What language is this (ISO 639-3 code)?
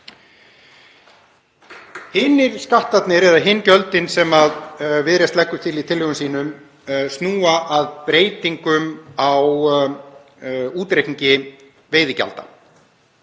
isl